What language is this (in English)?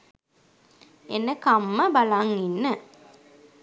Sinhala